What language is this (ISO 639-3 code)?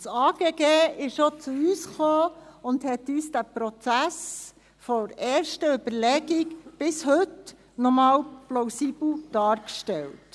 gsw